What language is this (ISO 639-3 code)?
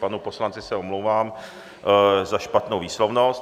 ces